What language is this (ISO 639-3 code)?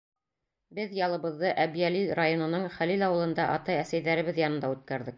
bak